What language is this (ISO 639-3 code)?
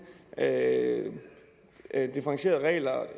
dan